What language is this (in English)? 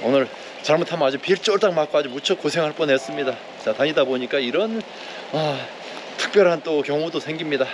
Korean